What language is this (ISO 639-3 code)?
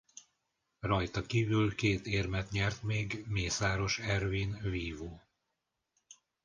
hun